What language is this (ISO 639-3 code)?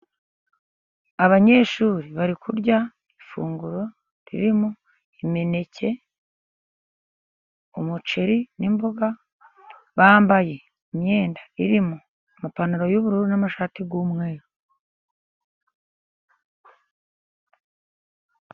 kin